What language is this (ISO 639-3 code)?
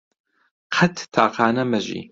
ckb